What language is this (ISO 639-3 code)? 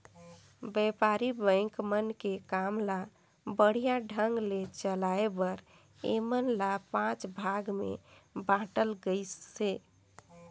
hne